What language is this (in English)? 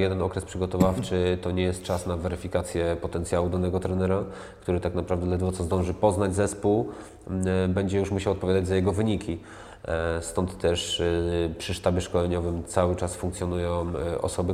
Polish